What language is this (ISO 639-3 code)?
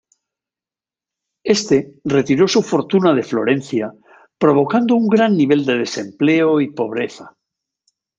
spa